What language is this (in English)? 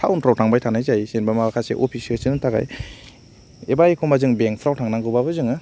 Bodo